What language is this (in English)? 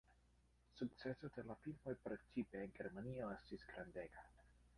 Esperanto